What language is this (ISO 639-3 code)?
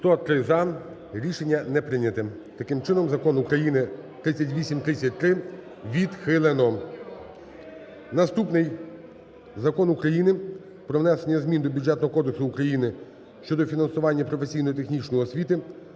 ukr